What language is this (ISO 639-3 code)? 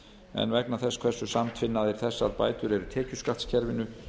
isl